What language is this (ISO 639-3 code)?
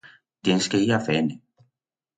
arg